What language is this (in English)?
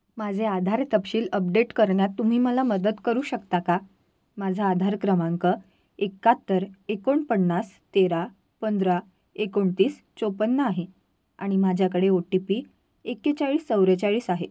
Marathi